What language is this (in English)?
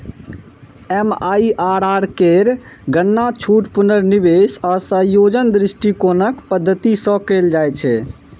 Maithili